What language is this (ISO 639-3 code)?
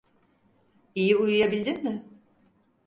tur